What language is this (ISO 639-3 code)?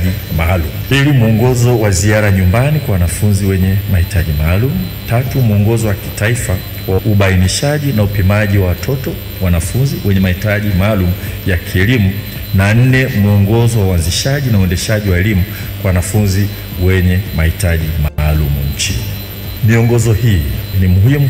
swa